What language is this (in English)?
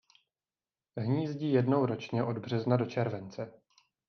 Czech